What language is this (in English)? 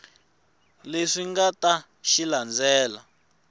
Tsonga